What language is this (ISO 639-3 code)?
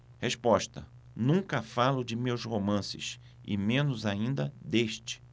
por